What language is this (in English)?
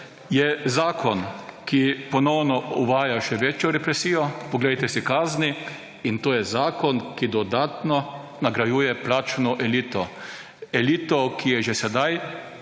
Slovenian